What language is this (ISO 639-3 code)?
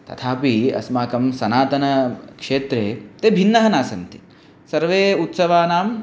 san